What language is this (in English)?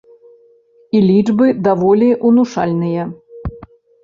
Belarusian